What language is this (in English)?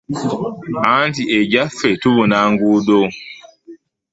Ganda